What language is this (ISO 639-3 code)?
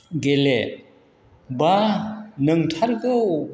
brx